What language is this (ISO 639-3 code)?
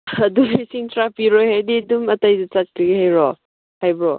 mni